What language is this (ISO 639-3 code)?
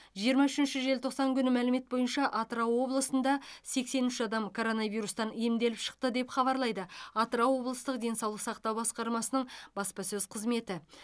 kaz